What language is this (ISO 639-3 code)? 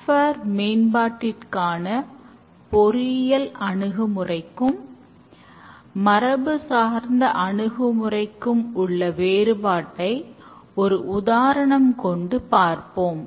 tam